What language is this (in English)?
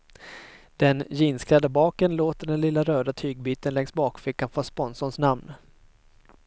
Swedish